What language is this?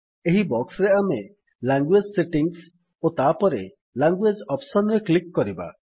Odia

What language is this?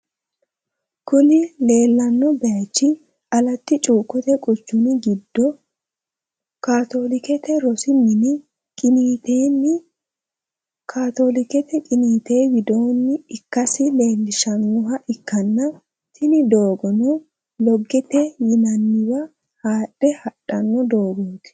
Sidamo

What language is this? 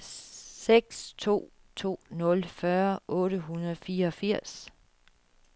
Danish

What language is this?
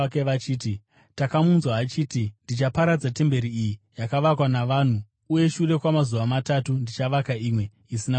Shona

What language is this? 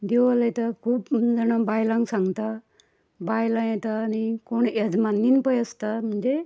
Konkani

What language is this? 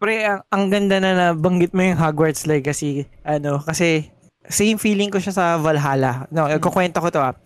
Filipino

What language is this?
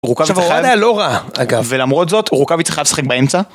Hebrew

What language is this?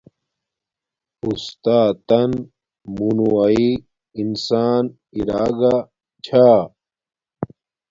Domaaki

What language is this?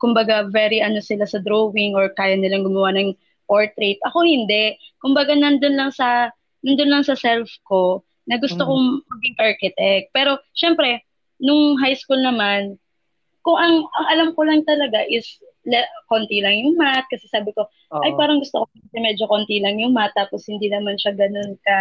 Filipino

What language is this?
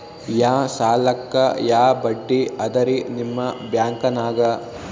Kannada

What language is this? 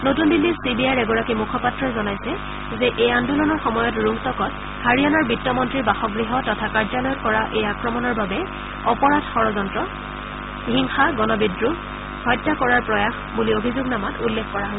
Assamese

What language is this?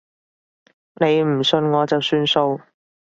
Cantonese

